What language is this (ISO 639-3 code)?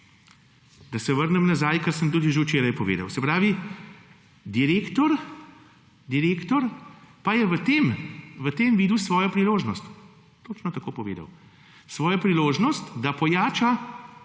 slv